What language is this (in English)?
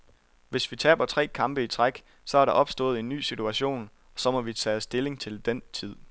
Danish